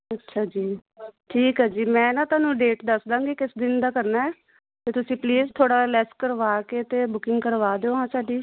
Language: Punjabi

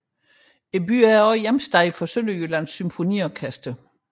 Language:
Danish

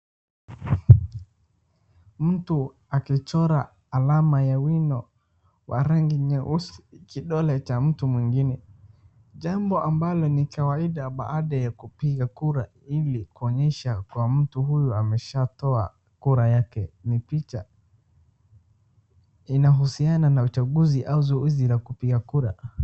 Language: Swahili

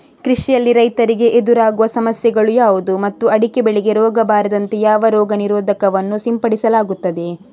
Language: Kannada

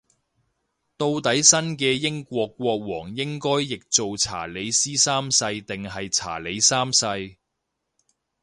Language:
Cantonese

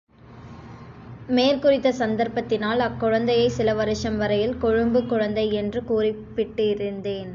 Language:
Tamil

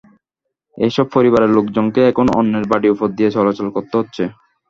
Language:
Bangla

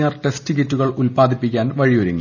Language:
Malayalam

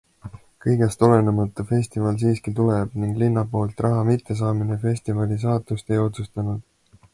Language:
Estonian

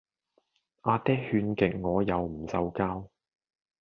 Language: Cantonese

